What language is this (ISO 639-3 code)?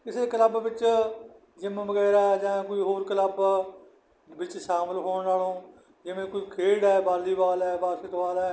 pan